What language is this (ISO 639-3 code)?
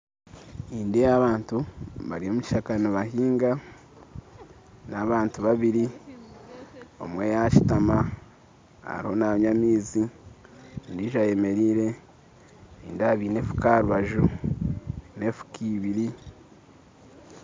nyn